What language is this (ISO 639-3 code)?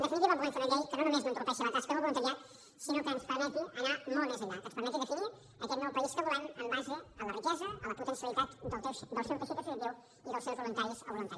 cat